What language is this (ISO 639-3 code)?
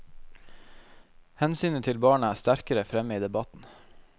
nor